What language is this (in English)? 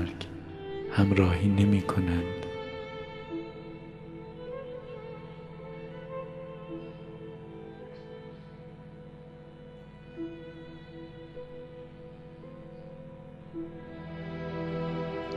Persian